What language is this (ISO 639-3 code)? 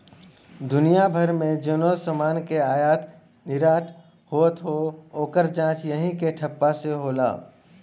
bho